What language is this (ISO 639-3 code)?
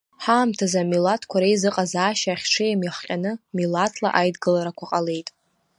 abk